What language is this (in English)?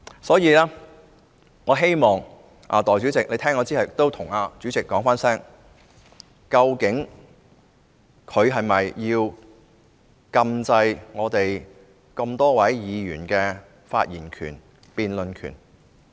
Cantonese